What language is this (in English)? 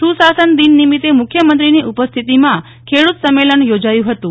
Gujarati